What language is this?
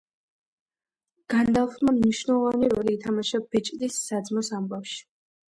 Georgian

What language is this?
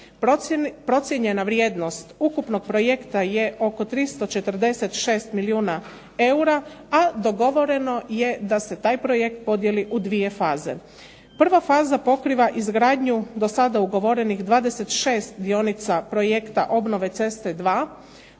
Croatian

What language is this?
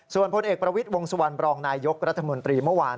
Thai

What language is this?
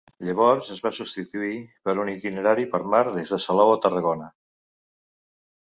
Catalan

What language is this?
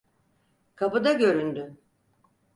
Turkish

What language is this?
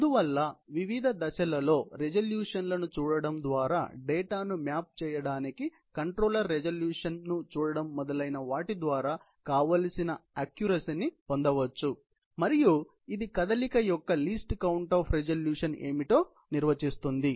Telugu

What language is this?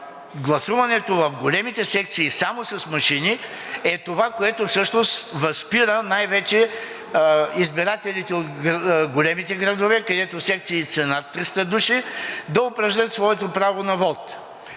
Bulgarian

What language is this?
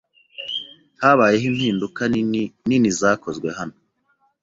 Kinyarwanda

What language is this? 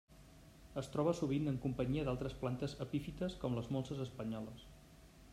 Catalan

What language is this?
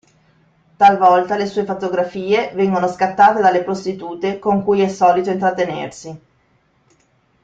Italian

